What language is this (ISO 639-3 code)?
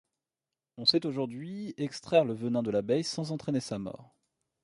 fra